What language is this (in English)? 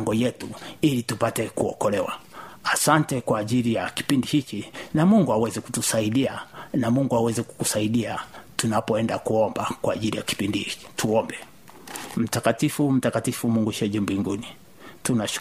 Swahili